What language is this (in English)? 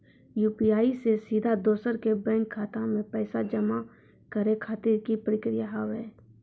Maithili